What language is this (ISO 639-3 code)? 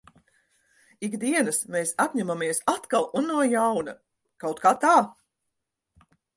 lav